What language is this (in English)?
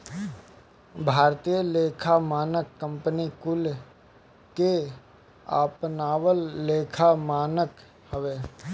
Bhojpuri